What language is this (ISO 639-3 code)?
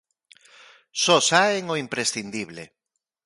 glg